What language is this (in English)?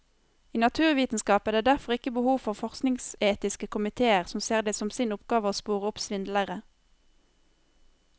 Norwegian